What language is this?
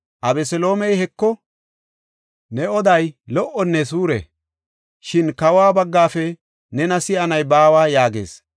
Gofa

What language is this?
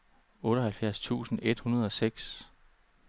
Danish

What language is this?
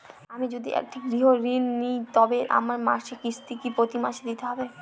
Bangla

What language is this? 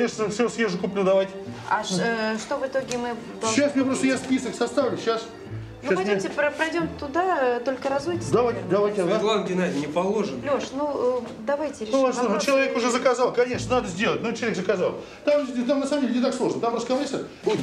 Russian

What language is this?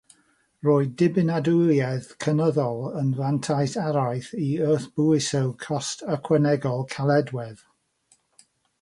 Welsh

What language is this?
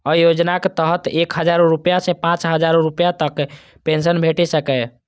Maithili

